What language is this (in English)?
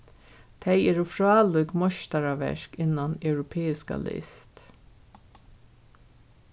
Faroese